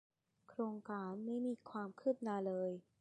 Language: Thai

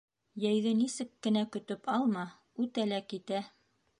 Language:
Bashkir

